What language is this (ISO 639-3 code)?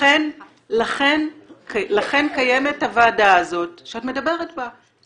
heb